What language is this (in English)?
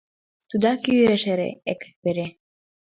Mari